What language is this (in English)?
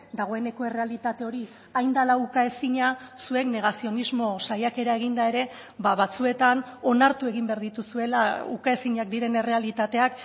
Basque